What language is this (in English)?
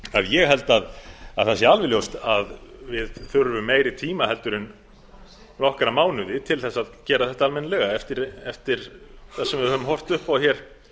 Icelandic